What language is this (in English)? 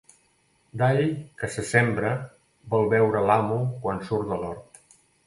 Catalan